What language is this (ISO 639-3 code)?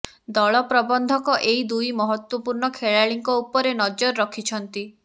ori